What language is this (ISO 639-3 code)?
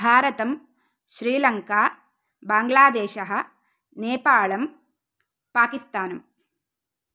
san